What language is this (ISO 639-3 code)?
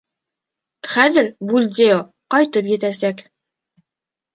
bak